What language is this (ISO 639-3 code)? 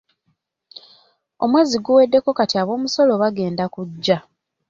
lug